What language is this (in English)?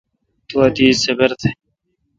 Kalkoti